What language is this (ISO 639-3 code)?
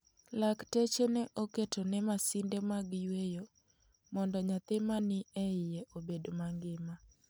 luo